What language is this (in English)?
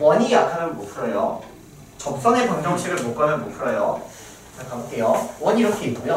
Korean